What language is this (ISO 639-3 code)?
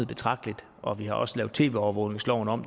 dan